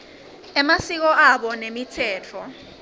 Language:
Swati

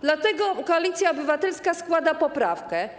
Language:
Polish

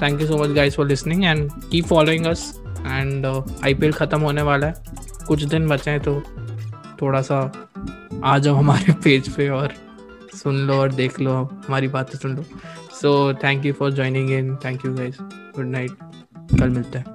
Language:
Hindi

